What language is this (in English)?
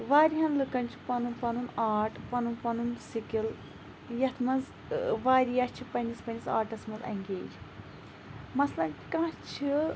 Kashmiri